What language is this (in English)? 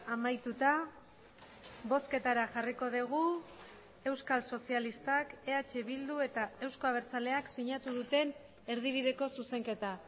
Basque